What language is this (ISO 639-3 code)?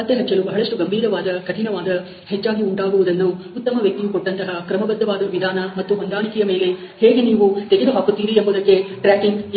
kan